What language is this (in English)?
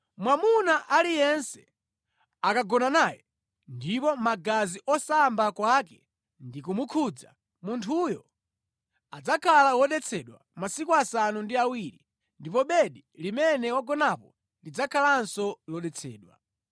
Nyanja